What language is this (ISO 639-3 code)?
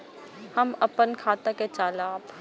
mai